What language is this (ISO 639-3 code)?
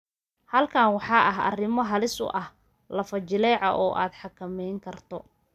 som